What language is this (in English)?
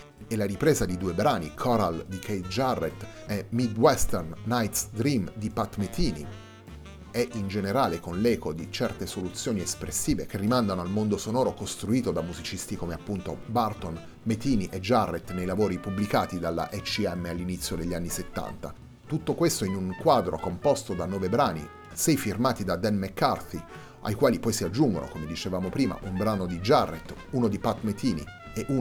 Italian